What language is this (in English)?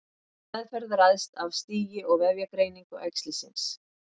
Icelandic